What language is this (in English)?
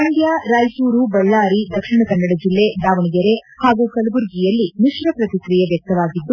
Kannada